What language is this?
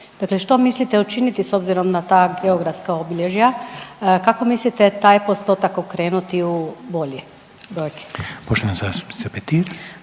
Croatian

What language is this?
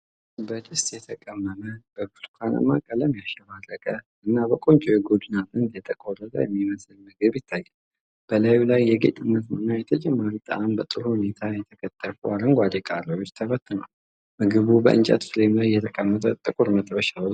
Amharic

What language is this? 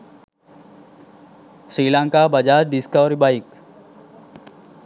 Sinhala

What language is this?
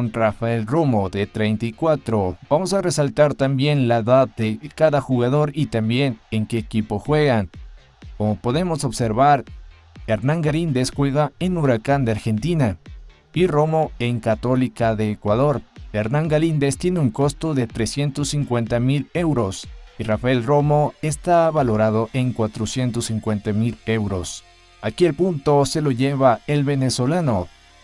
Spanish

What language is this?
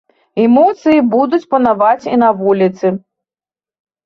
Belarusian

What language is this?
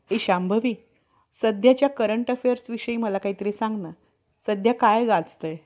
Marathi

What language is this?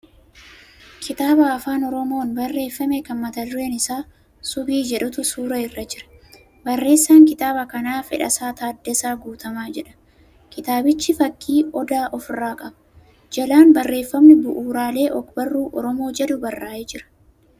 Oromo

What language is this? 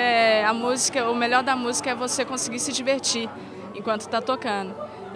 Portuguese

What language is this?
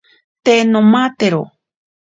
Ashéninka Perené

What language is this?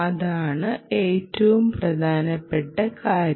Malayalam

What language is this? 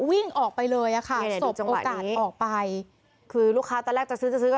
Thai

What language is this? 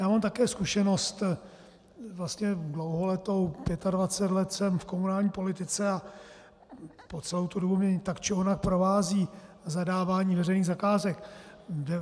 Czech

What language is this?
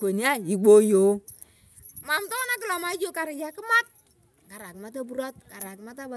Turkana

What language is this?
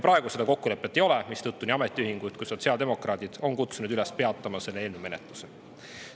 Estonian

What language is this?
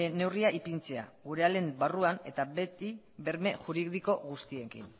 Basque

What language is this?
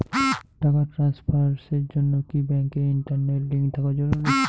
Bangla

